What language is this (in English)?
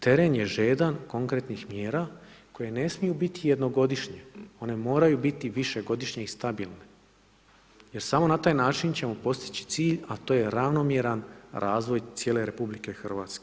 Croatian